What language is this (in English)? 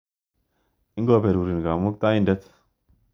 Kalenjin